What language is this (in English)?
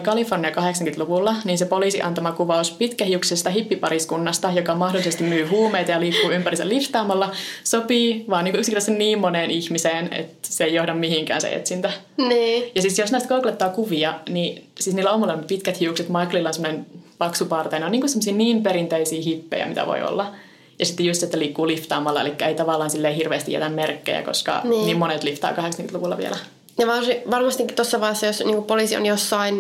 Finnish